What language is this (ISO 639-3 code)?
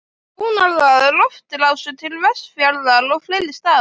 isl